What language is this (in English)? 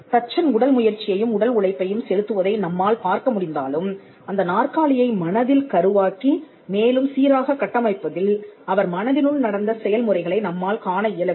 Tamil